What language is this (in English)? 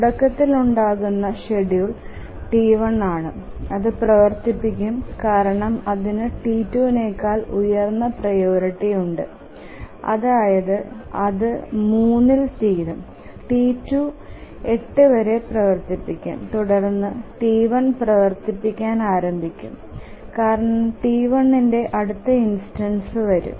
Malayalam